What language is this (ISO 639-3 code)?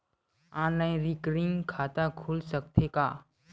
hne